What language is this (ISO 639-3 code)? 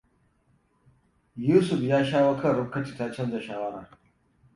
hau